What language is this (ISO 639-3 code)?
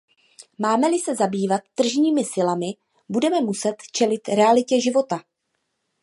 ces